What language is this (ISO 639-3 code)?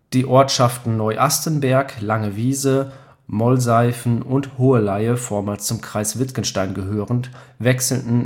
deu